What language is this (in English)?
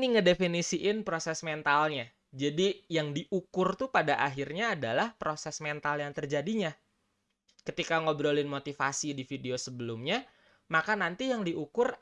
Indonesian